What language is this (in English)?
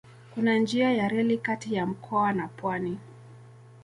Swahili